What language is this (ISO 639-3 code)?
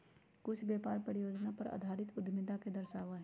mag